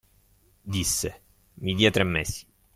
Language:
Italian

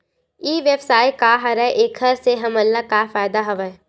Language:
Chhattisgarhi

